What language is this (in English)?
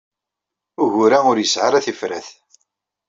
Kabyle